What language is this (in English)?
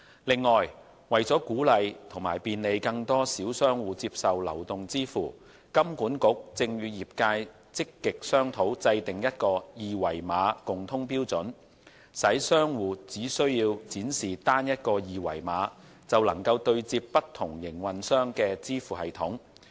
Cantonese